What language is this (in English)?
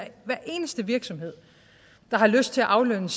Danish